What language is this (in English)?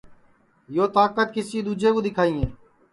Sansi